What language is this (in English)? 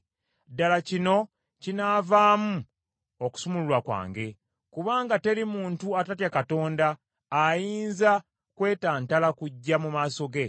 Ganda